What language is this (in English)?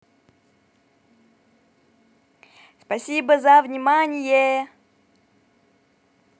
Russian